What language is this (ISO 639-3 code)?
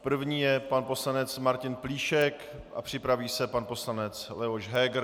ces